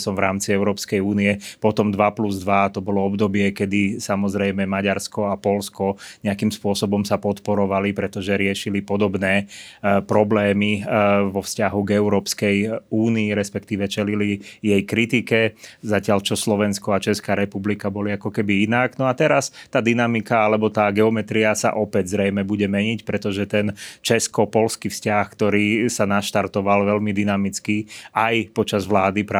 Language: Slovak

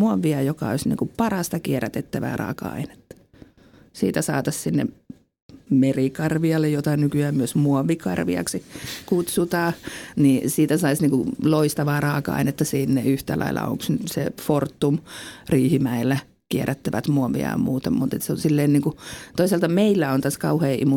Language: Finnish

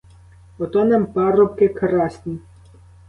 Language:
Ukrainian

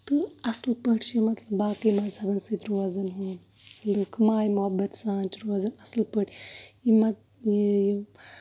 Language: Kashmiri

